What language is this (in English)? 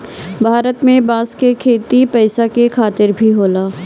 Bhojpuri